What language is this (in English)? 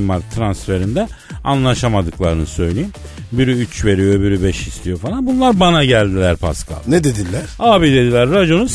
Turkish